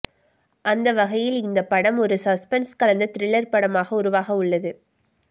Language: Tamil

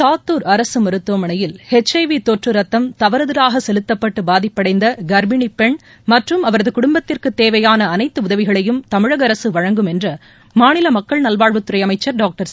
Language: Tamil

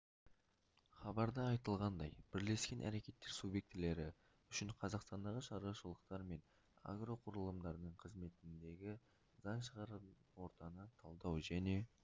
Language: Kazakh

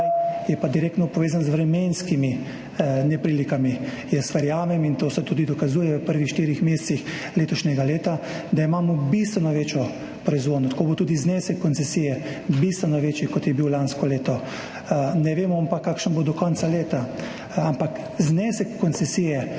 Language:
Slovenian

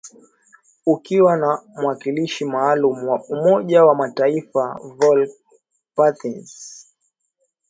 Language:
Swahili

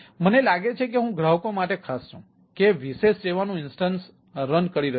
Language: Gujarati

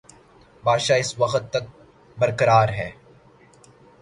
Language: Urdu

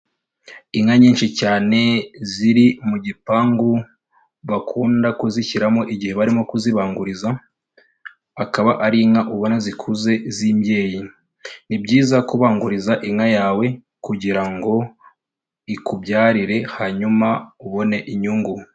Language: Kinyarwanda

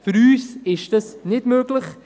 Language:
Swiss German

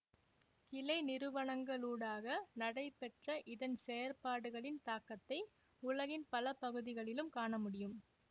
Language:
Tamil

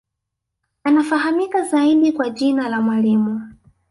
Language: Swahili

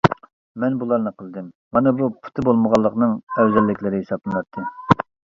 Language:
Uyghur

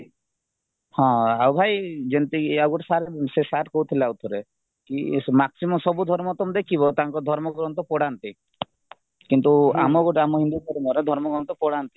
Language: Odia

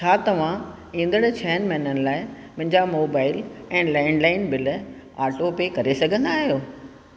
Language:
Sindhi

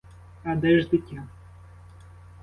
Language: Ukrainian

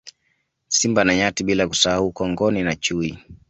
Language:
Swahili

